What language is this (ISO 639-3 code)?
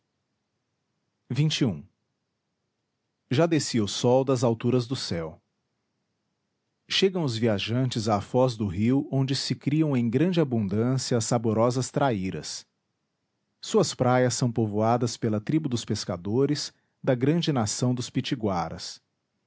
por